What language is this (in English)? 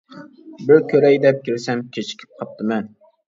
Uyghur